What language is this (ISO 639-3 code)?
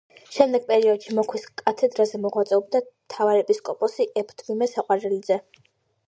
kat